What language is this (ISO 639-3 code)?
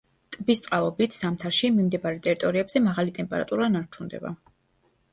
kat